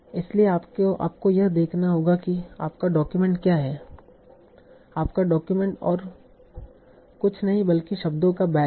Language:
Hindi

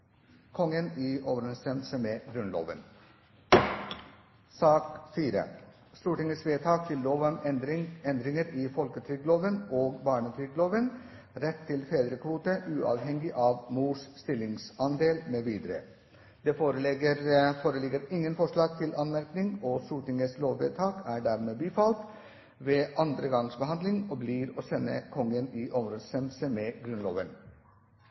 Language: Norwegian Bokmål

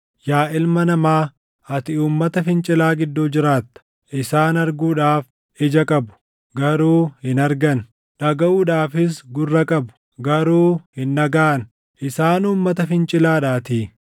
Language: Oromo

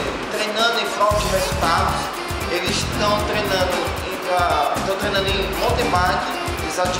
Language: Portuguese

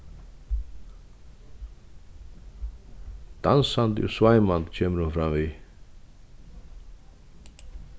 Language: Faroese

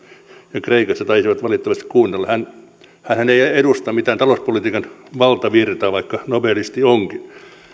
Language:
Finnish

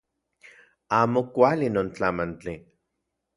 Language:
Central Puebla Nahuatl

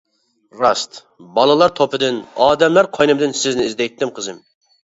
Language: Uyghur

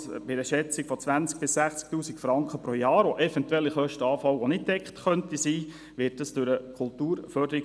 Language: Swiss German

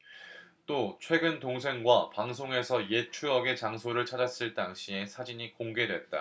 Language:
Korean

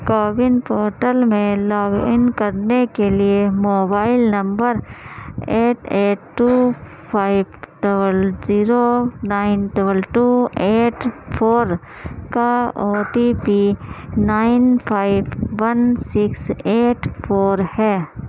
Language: Urdu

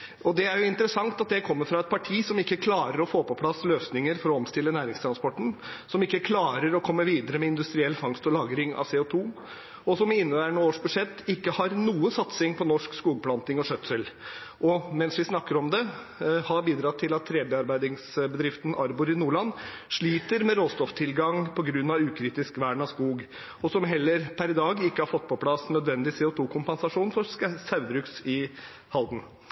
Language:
Norwegian Bokmål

